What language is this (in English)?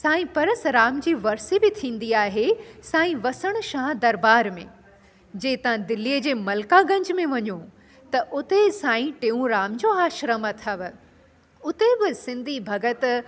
Sindhi